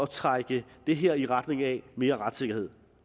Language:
Danish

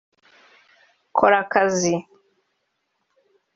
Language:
Kinyarwanda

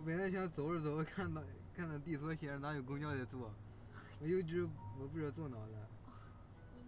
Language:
Chinese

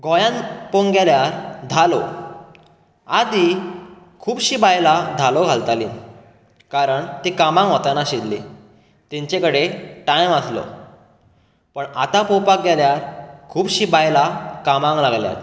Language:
Konkani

